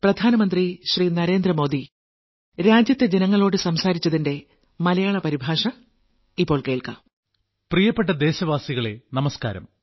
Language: Malayalam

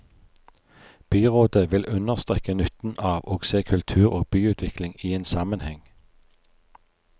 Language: Norwegian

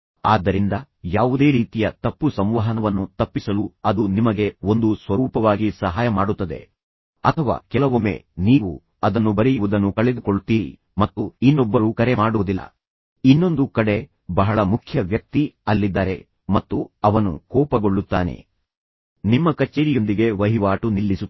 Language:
Kannada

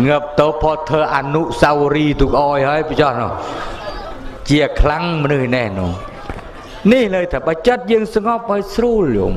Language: Thai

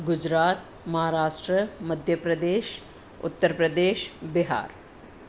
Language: Sindhi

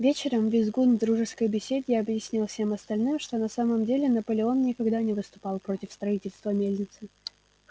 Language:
Russian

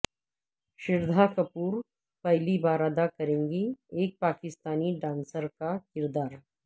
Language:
Urdu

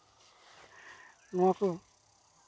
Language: Santali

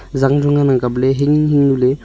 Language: Wancho Naga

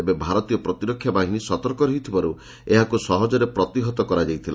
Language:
Odia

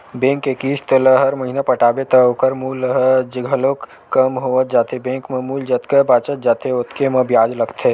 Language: Chhattisgarhi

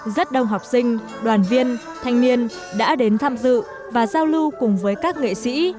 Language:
Vietnamese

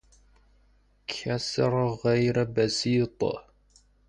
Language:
Persian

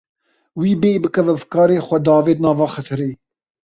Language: Kurdish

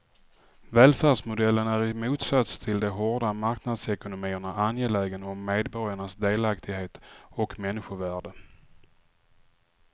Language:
Swedish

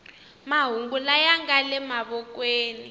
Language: Tsonga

